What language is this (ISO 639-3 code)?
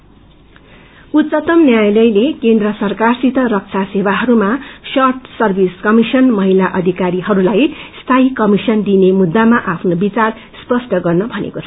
nep